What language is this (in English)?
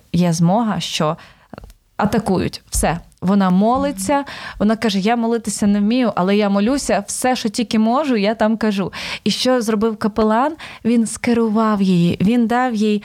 Ukrainian